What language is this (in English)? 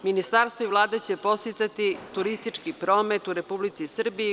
Serbian